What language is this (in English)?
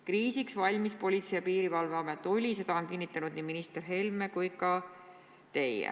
Estonian